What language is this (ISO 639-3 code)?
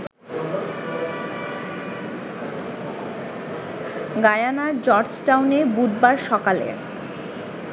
ben